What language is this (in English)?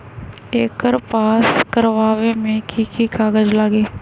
Magahi